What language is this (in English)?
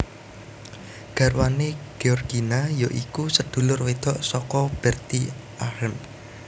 Javanese